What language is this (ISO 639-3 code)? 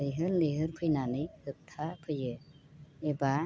brx